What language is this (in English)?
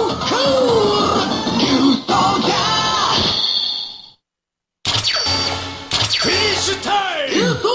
Japanese